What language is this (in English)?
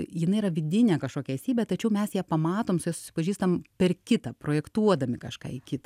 Lithuanian